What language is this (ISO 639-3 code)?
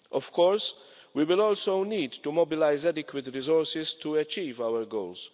eng